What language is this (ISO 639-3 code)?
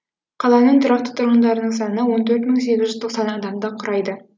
kaz